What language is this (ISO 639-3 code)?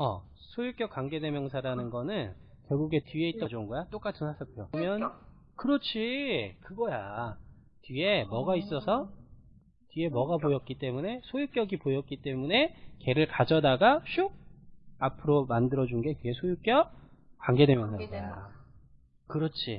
kor